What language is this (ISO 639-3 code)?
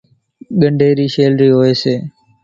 gjk